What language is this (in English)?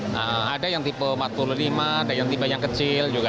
Indonesian